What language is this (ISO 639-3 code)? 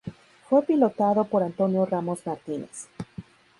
spa